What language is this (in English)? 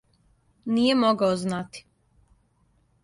Serbian